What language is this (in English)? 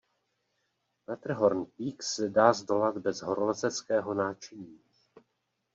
Czech